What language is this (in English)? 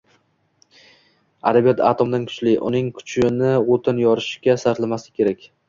Uzbek